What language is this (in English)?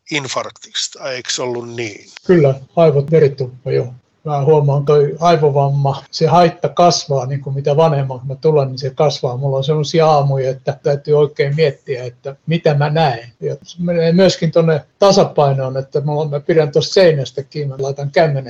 Finnish